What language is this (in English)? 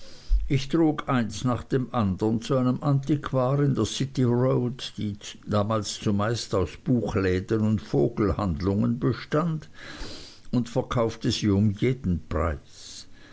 German